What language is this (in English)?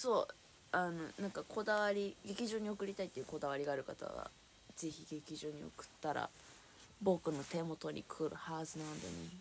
Japanese